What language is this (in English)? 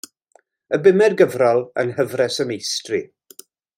Welsh